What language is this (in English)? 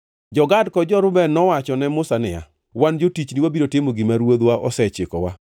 Luo (Kenya and Tanzania)